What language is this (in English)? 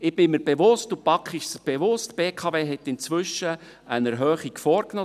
Swiss German